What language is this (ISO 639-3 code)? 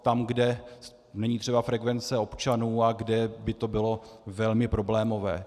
ces